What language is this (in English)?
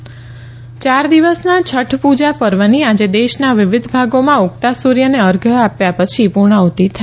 Gujarati